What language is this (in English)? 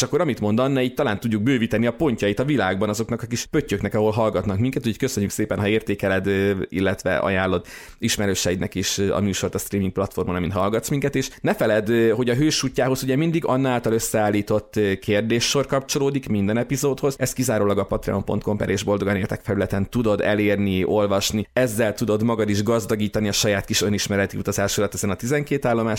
Hungarian